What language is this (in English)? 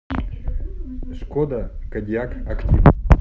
Russian